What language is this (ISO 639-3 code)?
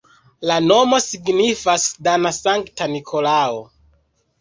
epo